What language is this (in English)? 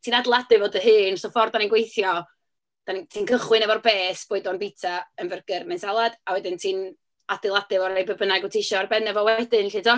Welsh